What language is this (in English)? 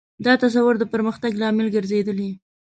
Pashto